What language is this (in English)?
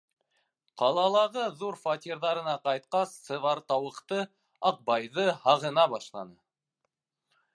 Bashkir